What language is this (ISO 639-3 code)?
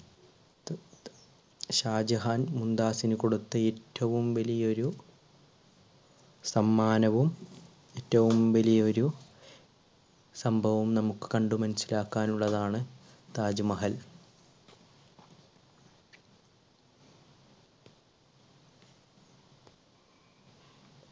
mal